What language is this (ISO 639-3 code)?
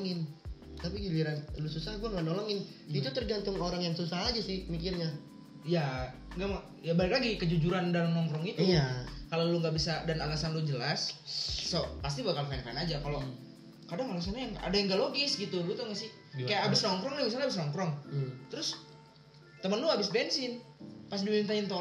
ind